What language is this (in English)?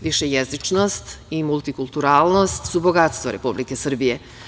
Serbian